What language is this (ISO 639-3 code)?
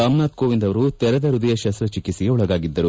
kan